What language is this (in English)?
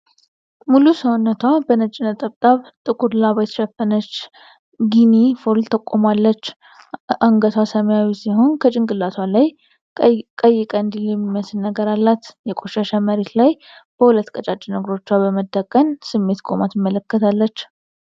Amharic